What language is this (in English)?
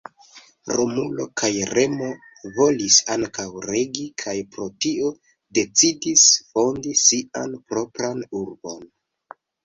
Esperanto